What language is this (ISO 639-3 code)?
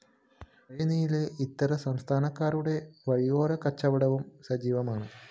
mal